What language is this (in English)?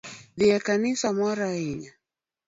Luo (Kenya and Tanzania)